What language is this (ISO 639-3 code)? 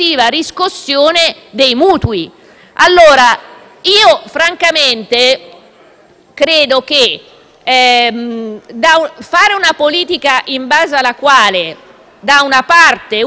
ita